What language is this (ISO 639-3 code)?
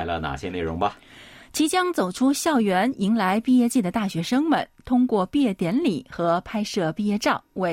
zho